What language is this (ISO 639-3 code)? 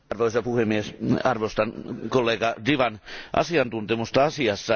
fin